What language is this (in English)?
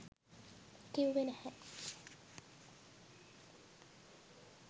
Sinhala